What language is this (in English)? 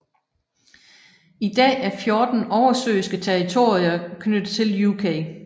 Danish